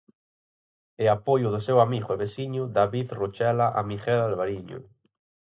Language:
Galician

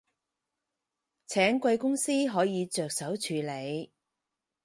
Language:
Cantonese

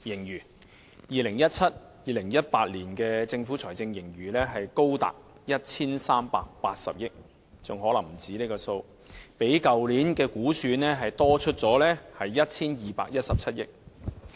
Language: Cantonese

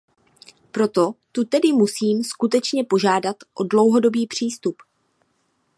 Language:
Czech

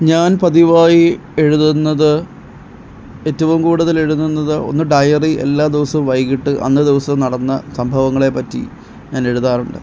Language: Malayalam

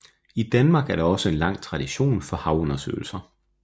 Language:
Danish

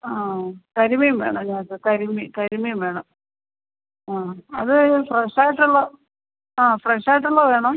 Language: Malayalam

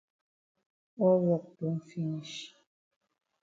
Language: Cameroon Pidgin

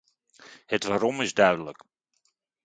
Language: Dutch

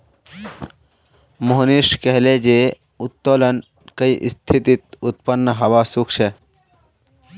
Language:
Magahi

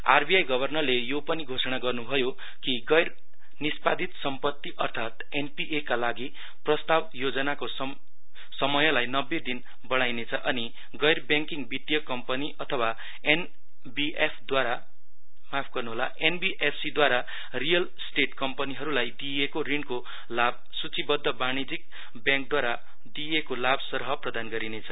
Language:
Nepali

